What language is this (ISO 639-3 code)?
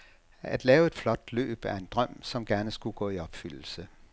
dan